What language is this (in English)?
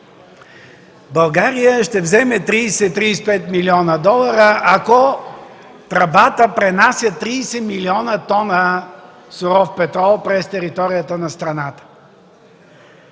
Bulgarian